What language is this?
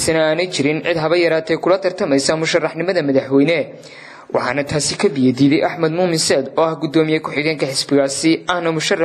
Arabic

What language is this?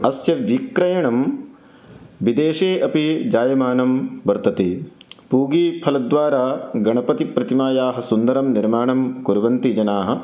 Sanskrit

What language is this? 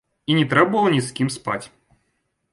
Belarusian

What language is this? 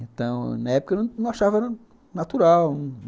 Portuguese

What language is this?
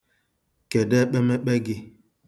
Igbo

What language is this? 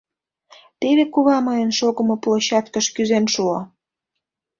Mari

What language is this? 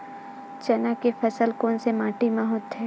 Chhattisgarhi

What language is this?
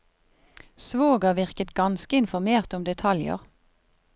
Norwegian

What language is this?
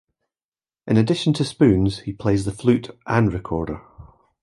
English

